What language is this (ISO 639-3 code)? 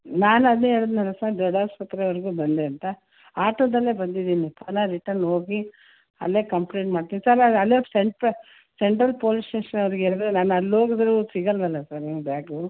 kan